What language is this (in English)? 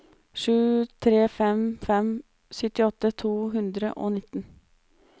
Norwegian